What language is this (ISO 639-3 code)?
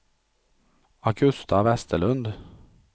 swe